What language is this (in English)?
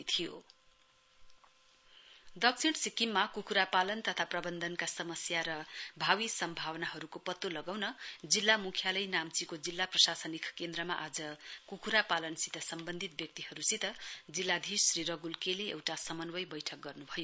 Nepali